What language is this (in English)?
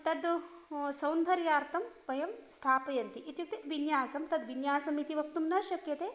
Sanskrit